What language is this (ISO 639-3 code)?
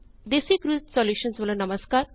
pan